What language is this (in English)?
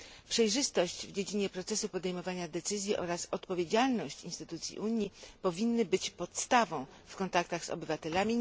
Polish